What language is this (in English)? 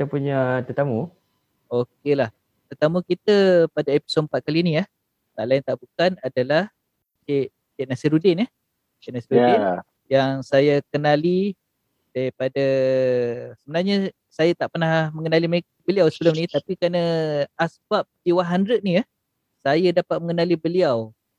Malay